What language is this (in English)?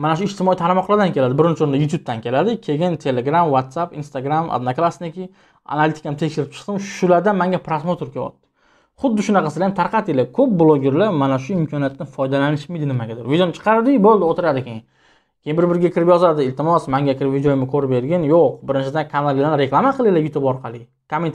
Turkish